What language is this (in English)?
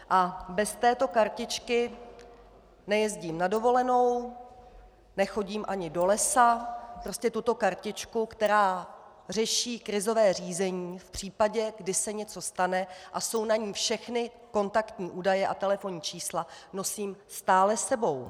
Czech